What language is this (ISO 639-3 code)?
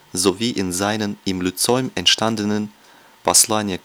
deu